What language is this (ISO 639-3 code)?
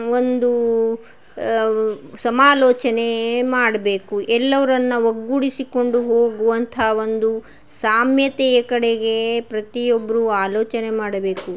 kan